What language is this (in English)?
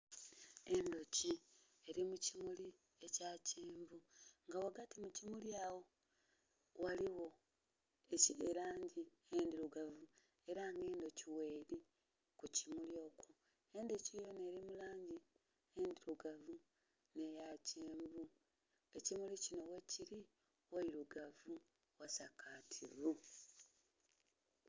Soga